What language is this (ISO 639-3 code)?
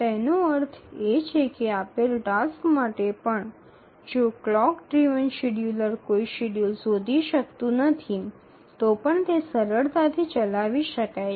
guj